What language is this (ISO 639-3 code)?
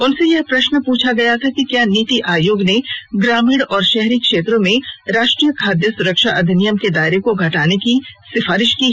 hin